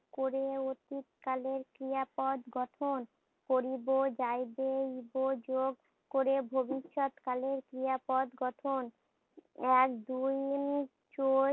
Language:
Bangla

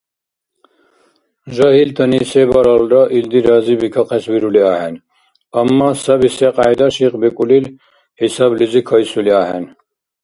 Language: Dargwa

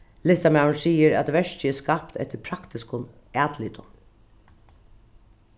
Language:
Faroese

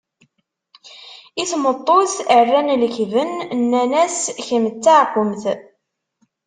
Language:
Kabyle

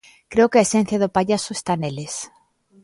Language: Galician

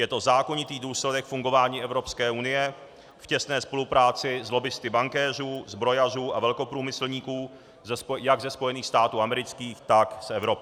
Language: Czech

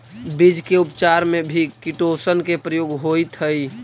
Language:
Magahi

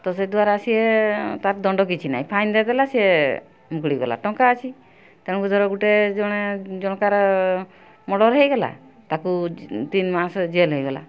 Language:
Odia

